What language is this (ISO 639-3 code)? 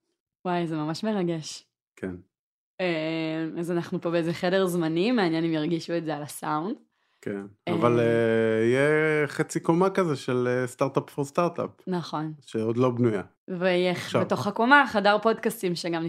heb